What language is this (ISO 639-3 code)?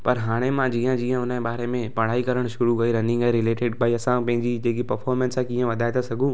snd